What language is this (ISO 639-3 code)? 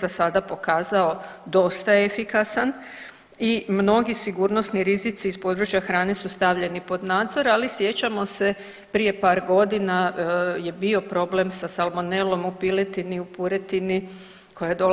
hrv